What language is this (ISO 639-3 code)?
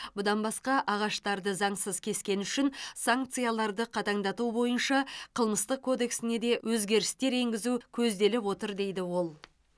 kaz